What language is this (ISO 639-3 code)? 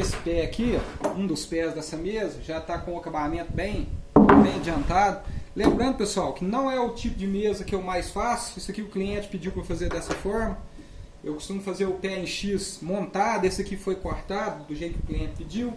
por